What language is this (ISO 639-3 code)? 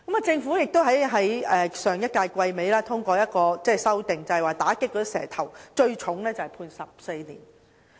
yue